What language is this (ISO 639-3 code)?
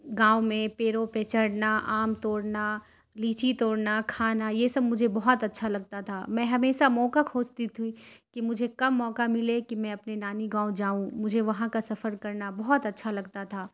urd